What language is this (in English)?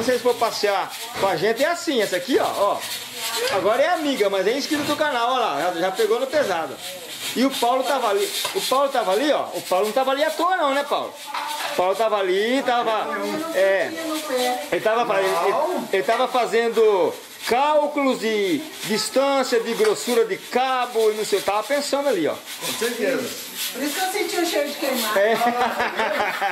Portuguese